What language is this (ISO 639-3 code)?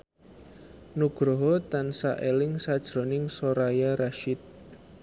jav